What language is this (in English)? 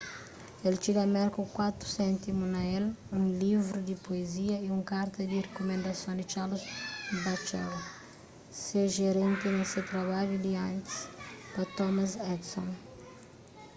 Kabuverdianu